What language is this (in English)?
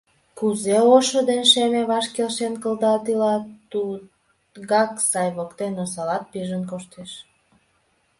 Mari